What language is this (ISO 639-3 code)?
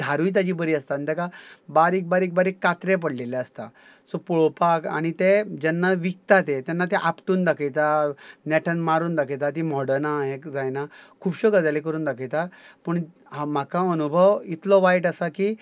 kok